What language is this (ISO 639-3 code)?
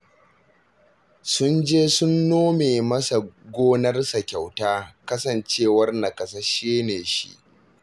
hau